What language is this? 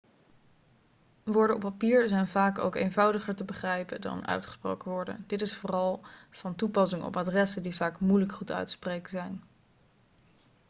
Dutch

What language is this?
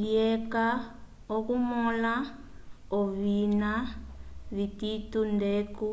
Umbundu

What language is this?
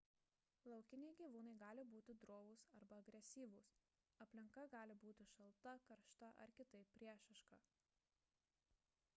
Lithuanian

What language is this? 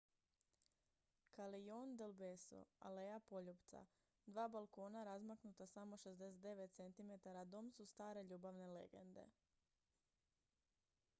Croatian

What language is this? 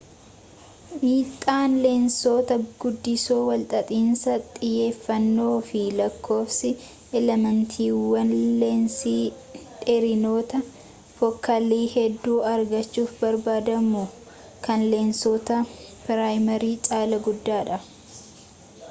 Oromo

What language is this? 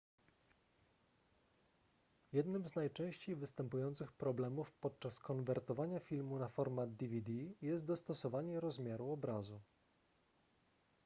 Polish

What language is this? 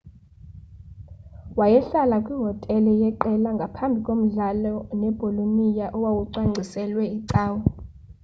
Xhosa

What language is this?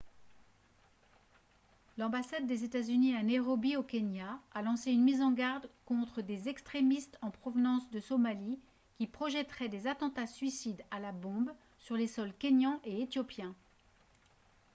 French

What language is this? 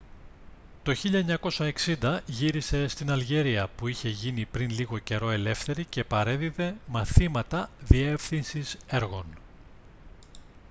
Greek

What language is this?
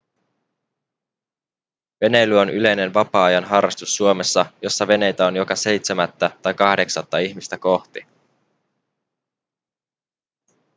Finnish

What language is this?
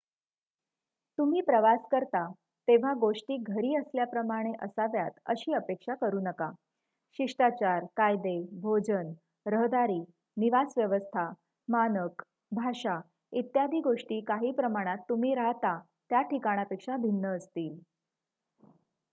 Marathi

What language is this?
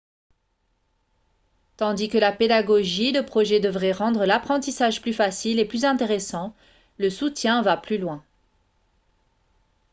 French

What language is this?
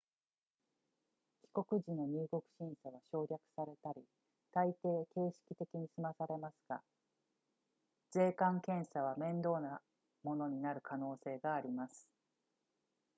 Japanese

